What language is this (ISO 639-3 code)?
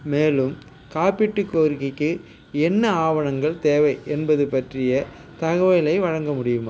tam